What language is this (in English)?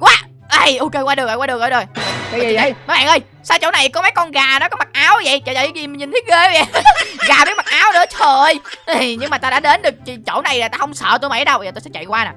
Vietnamese